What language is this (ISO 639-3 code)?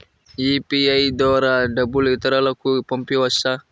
tel